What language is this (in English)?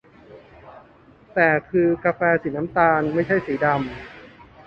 Thai